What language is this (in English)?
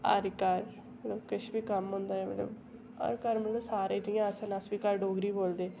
Dogri